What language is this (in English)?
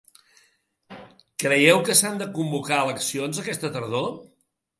Catalan